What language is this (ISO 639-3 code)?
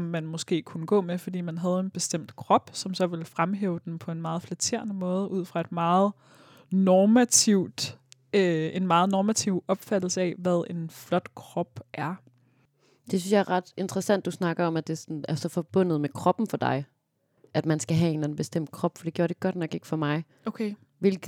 dan